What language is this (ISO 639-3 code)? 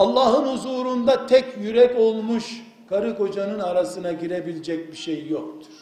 tur